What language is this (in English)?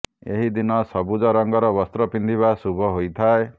Odia